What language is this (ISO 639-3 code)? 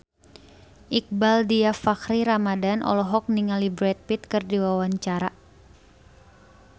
sun